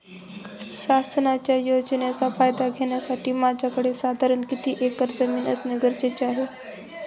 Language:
Marathi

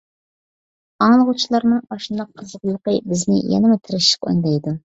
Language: Uyghur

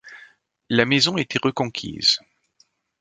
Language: French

